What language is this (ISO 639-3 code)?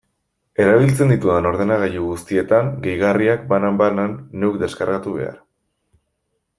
eus